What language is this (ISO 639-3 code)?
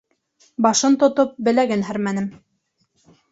bak